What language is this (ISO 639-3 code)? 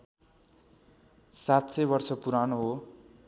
nep